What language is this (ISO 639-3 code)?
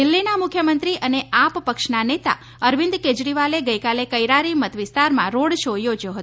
guj